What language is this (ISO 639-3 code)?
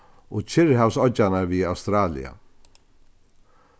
fao